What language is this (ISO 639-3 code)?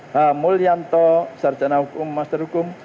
ind